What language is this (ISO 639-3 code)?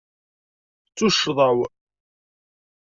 kab